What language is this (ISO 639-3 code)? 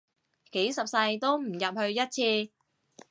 yue